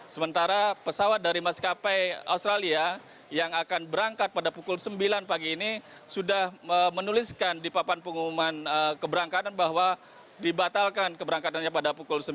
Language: Indonesian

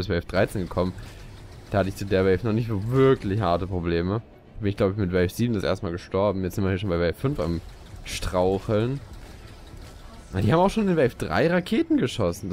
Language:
German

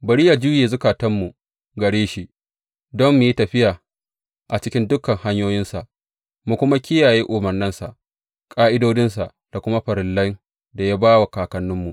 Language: Hausa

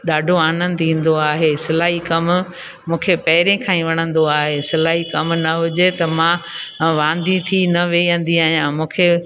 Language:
Sindhi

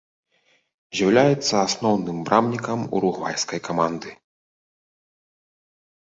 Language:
Belarusian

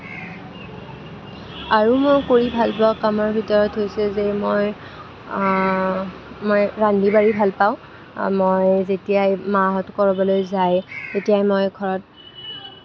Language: Assamese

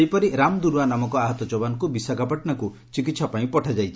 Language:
Odia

